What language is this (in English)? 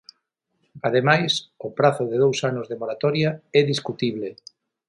Galician